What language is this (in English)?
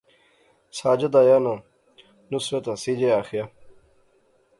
Pahari-Potwari